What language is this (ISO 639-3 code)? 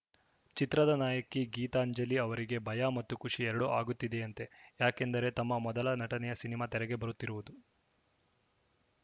kan